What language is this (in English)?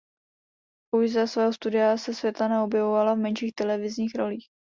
Czech